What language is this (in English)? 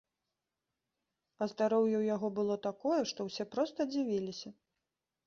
Belarusian